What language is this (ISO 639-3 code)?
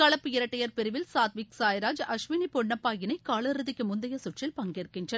tam